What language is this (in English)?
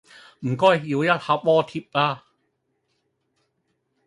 Cantonese